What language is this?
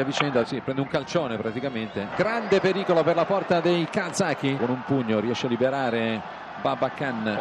Italian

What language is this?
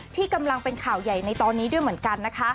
Thai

